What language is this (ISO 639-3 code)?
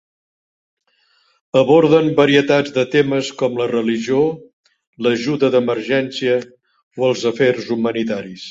cat